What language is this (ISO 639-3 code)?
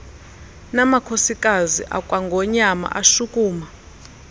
xho